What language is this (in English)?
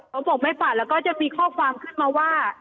Thai